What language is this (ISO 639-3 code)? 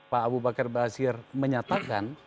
ind